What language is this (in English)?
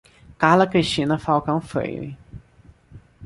Portuguese